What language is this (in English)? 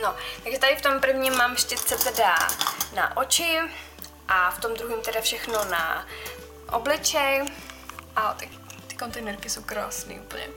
Czech